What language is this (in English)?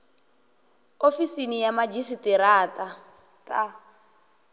Venda